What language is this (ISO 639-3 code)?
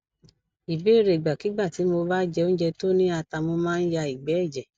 yor